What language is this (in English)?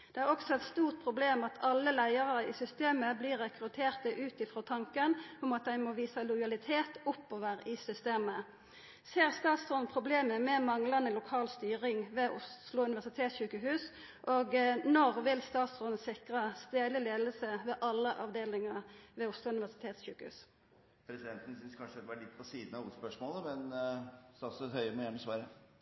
Norwegian